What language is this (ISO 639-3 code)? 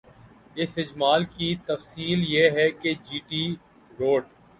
urd